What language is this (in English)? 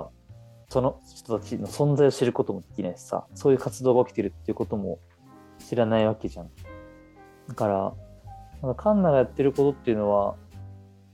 Japanese